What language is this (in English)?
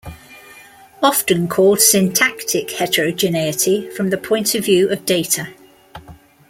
English